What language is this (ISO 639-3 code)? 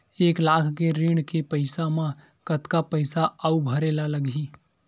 hne